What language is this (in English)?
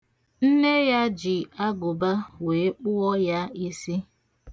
Igbo